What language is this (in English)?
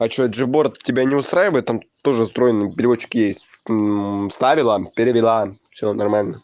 Russian